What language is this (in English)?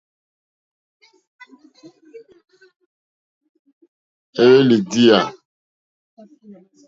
Mokpwe